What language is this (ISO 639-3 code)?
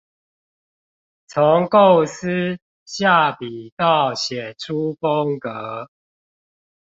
zho